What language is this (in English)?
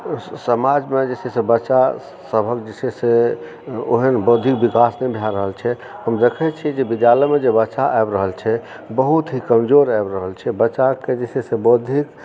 Maithili